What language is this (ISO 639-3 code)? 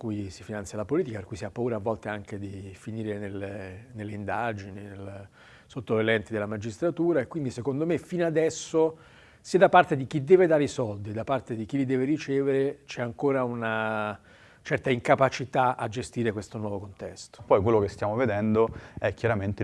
ita